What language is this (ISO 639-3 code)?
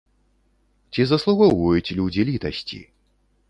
bel